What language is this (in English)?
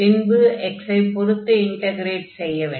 Tamil